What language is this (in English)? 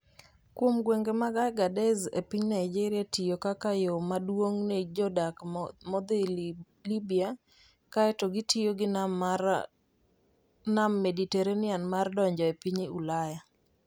Luo (Kenya and Tanzania)